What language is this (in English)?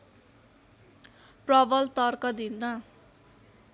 Nepali